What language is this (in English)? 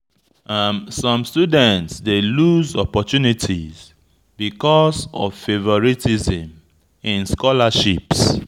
Nigerian Pidgin